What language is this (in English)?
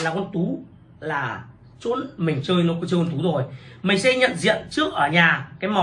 Vietnamese